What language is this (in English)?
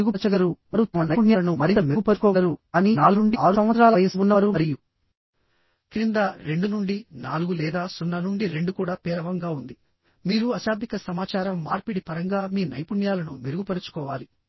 Telugu